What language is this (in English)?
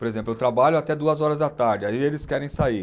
Portuguese